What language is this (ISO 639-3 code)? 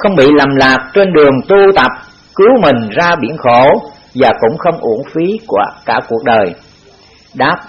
vie